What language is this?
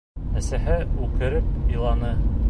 Bashkir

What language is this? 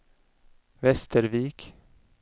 Swedish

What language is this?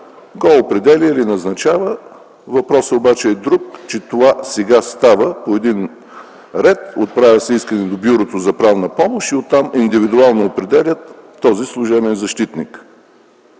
Bulgarian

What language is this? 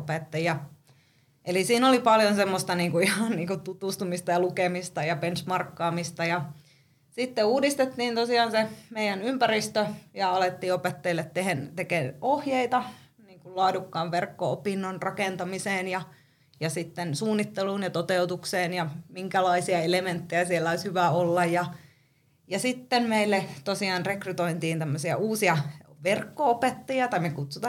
Finnish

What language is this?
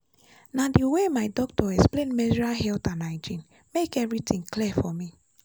Nigerian Pidgin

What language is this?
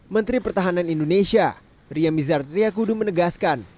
Indonesian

